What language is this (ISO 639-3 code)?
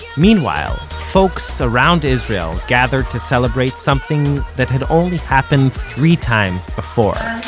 eng